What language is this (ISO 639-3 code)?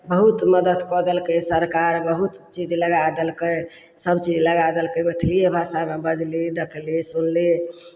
mai